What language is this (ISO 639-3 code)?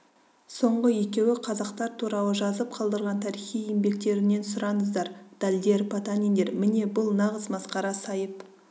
kaz